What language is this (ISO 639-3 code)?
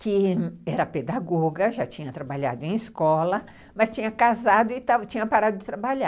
por